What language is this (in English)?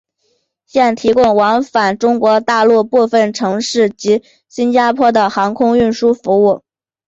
Chinese